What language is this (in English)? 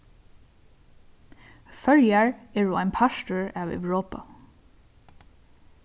Faroese